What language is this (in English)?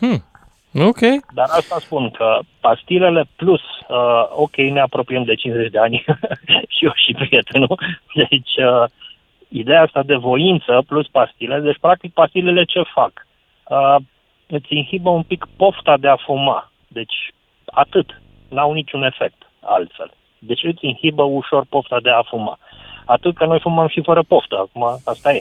Romanian